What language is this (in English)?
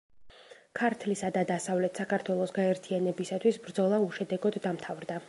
Georgian